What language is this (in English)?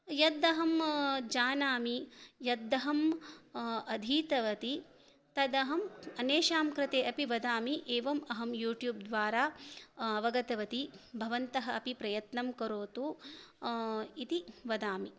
Sanskrit